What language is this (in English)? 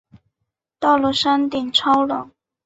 Chinese